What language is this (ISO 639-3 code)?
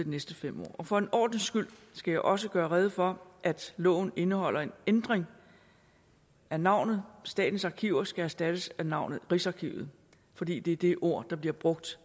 dan